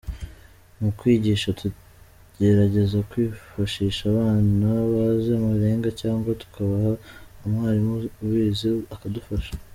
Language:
Kinyarwanda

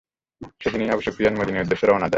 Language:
Bangla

